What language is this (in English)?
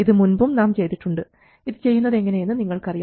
Malayalam